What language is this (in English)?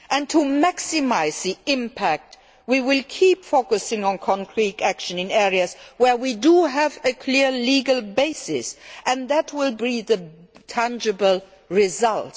English